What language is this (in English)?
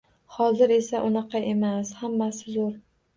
Uzbek